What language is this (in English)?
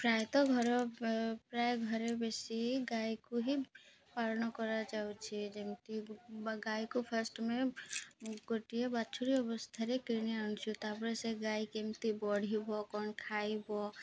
Odia